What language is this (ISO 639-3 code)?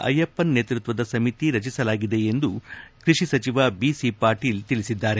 kan